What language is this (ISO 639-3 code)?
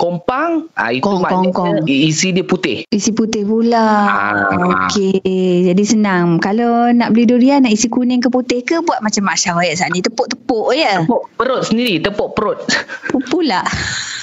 msa